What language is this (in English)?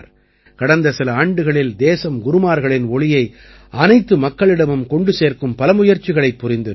Tamil